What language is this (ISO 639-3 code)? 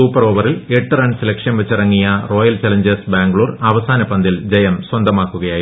mal